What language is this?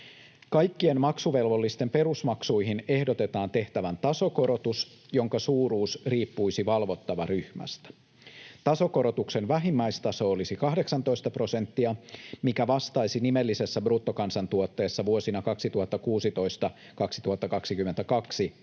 Finnish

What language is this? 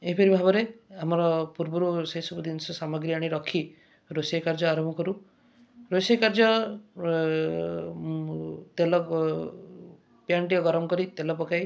Odia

